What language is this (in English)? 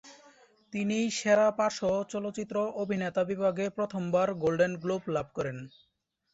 Bangla